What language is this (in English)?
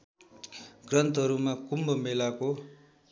Nepali